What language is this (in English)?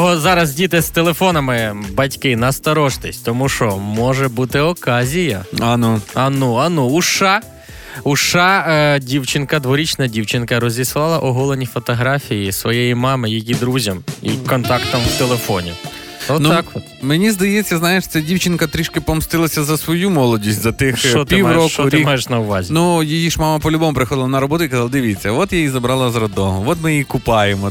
Ukrainian